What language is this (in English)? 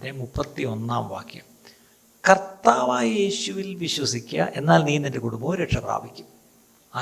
Malayalam